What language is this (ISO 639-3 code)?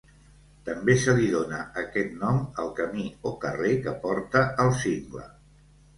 cat